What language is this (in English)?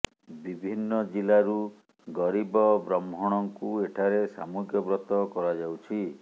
Odia